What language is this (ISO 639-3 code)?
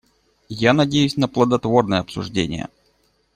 rus